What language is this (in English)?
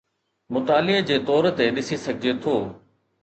Sindhi